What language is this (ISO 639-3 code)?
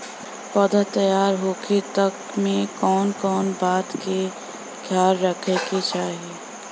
bho